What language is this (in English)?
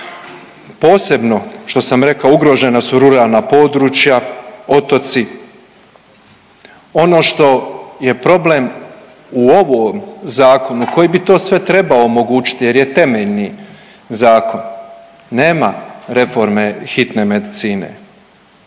Croatian